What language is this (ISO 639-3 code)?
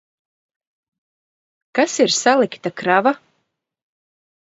lav